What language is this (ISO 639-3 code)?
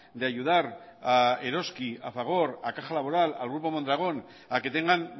spa